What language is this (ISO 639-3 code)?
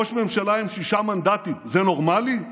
heb